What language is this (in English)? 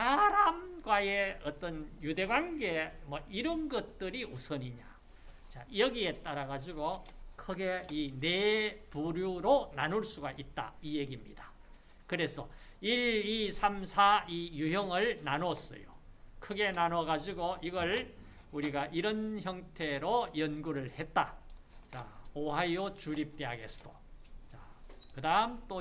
Korean